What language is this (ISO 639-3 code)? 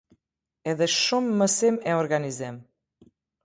sqi